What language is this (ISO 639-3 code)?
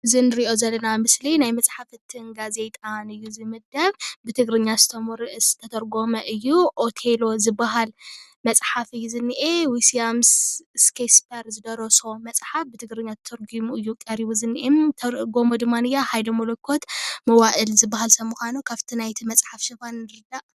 tir